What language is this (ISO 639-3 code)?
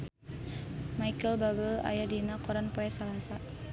sun